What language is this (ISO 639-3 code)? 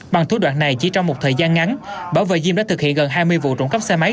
vie